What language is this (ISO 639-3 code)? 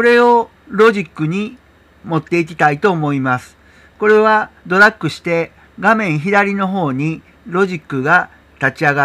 jpn